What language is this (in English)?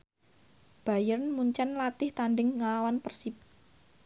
Javanese